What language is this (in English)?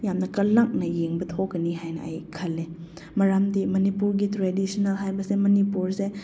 Manipuri